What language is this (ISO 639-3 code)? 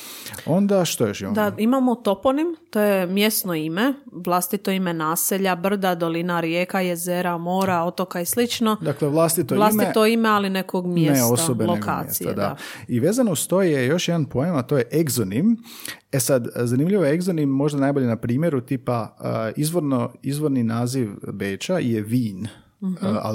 hrv